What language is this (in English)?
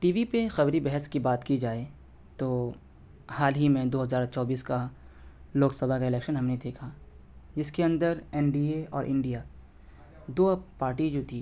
Urdu